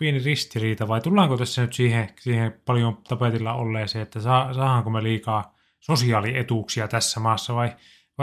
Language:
Finnish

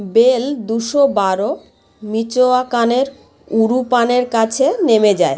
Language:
Bangla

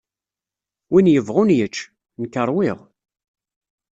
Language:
Kabyle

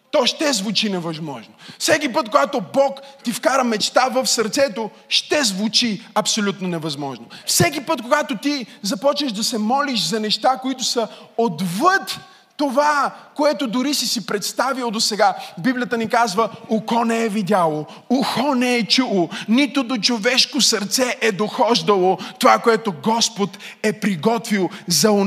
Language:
Bulgarian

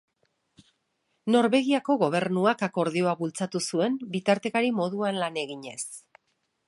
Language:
Basque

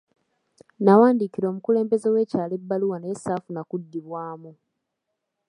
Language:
Ganda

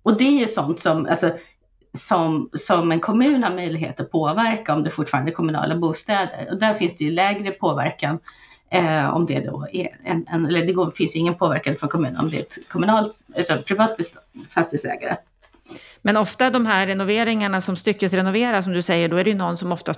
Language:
Swedish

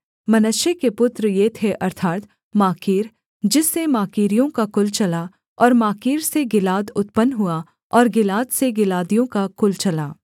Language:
Hindi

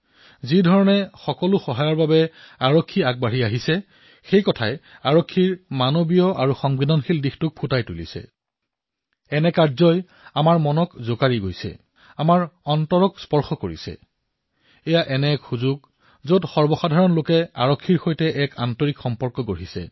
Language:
Assamese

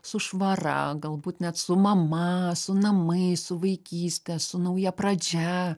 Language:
Lithuanian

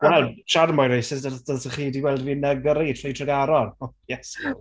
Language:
Welsh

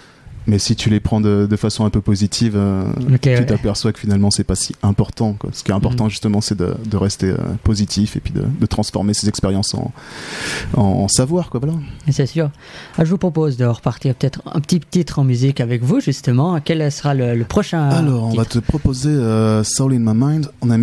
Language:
French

